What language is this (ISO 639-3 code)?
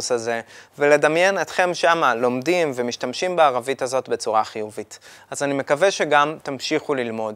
heb